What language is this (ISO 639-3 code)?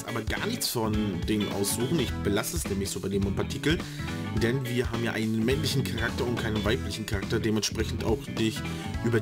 deu